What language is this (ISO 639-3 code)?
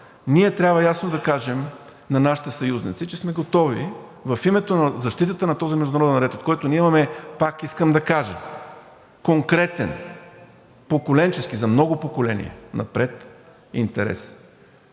bul